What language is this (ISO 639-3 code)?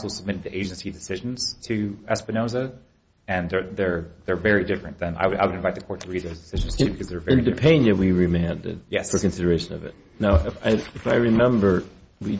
eng